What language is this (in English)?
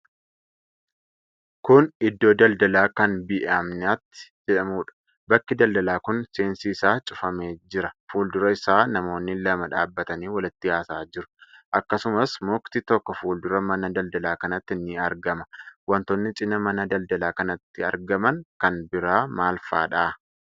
Oromo